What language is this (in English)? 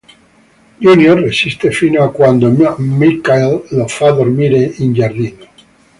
Italian